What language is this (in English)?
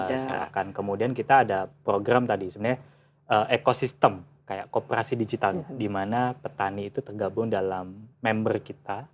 Indonesian